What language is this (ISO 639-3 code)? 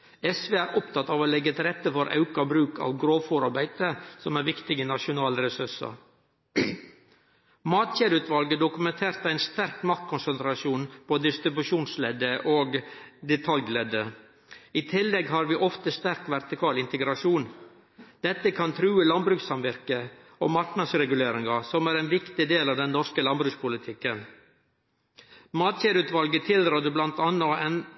nno